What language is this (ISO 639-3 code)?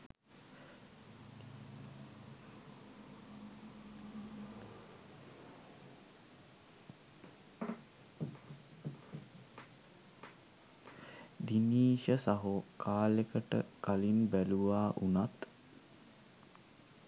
sin